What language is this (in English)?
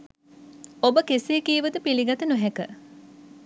Sinhala